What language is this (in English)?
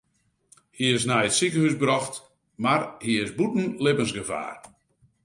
Western Frisian